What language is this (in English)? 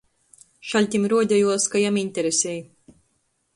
Latgalian